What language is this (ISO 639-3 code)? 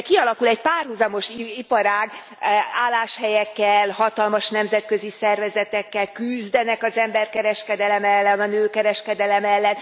hun